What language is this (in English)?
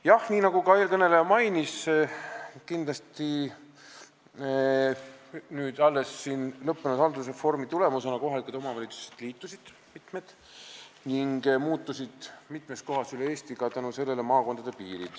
Estonian